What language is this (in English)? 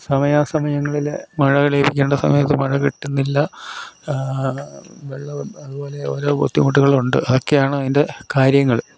Malayalam